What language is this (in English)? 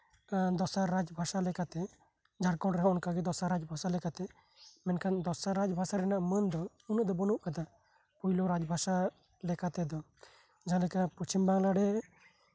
Santali